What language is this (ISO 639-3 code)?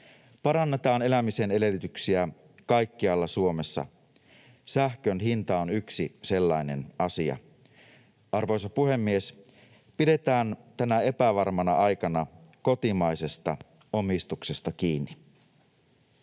fin